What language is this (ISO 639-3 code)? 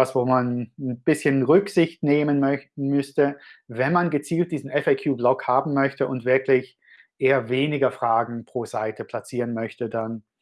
deu